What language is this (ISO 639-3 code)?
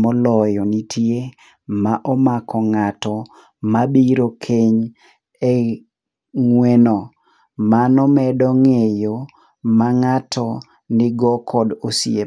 luo